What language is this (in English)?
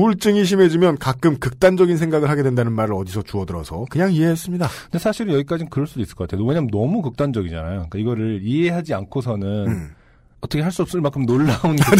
Korean